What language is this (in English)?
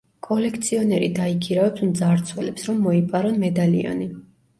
Georgian